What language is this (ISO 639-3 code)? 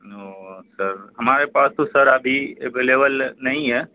urd